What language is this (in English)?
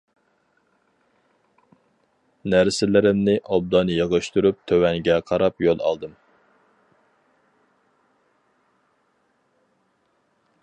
Uyghur